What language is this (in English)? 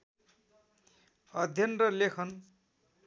Nepali